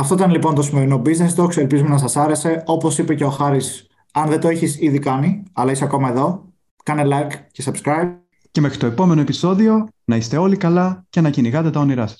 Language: Greek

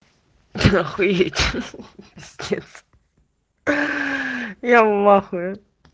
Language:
Russian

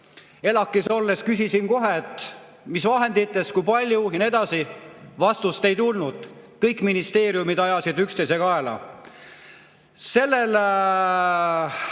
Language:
Estonian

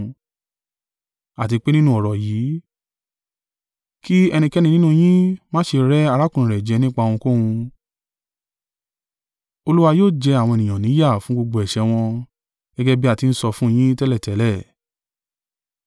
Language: Yoruba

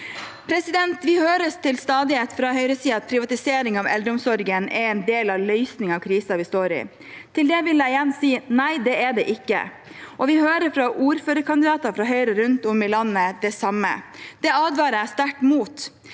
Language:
Norwegian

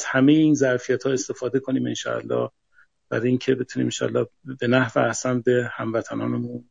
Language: Persian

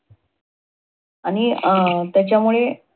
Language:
Marathi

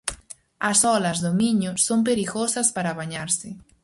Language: Galician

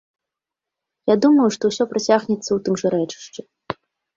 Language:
Belarusian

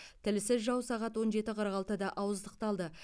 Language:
Kazakh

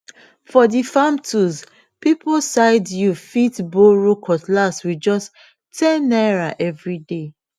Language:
Nigerian Pidgin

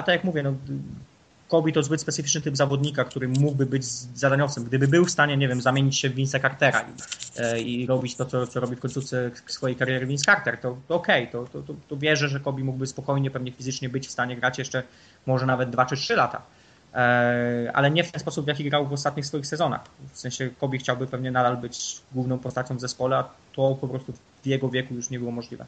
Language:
Polish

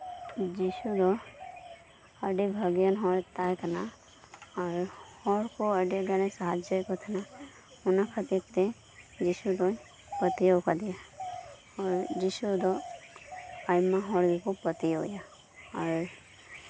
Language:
Santali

